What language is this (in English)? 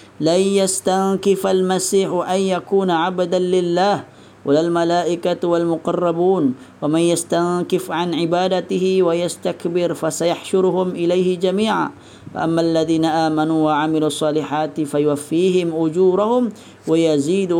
Malay